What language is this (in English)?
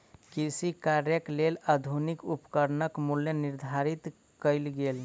Maithili